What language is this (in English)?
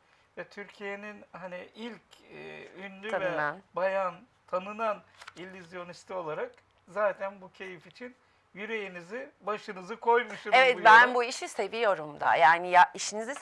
Turkish